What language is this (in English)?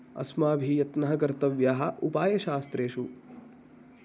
Sanskrit